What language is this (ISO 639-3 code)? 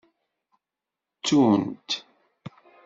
kab